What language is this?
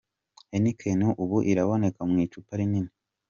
Kinyarwanda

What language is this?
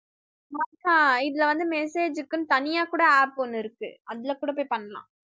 Tamil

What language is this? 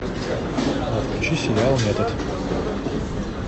Russian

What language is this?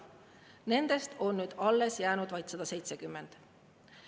Estonian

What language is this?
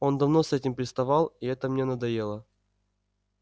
Russian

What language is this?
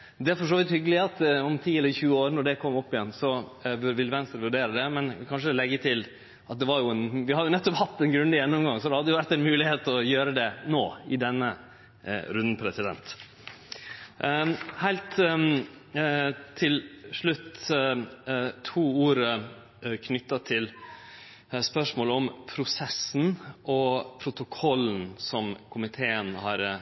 Norwegian Nynorsk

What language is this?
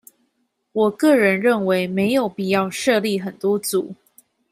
Chinese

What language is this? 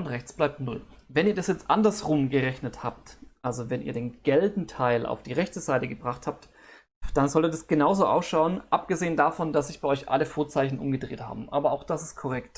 German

